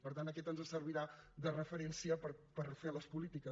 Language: Catalan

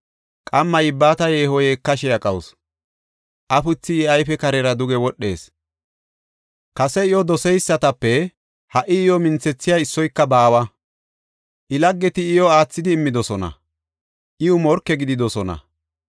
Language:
Gofa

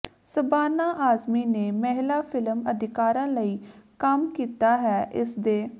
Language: Punjabi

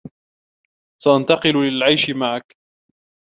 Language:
Arabic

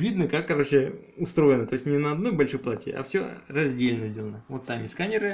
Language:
Russian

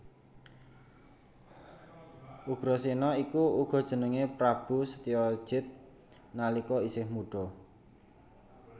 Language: Javanese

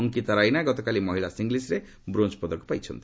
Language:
Odia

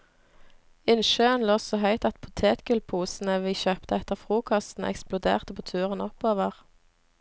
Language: Norwegian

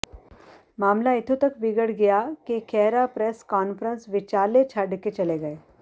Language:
Punjabi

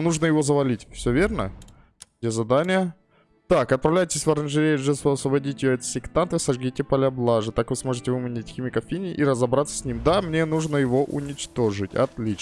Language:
Russian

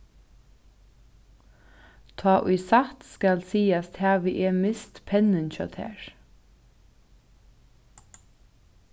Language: Faroese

